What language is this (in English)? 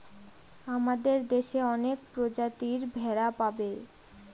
Bangla